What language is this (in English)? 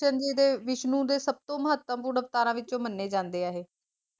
Punjabi